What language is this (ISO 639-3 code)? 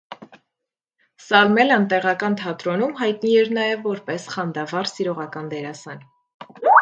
hye